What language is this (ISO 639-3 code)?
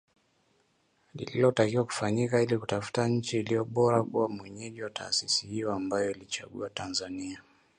swa